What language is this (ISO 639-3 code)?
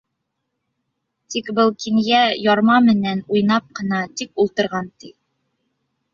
bak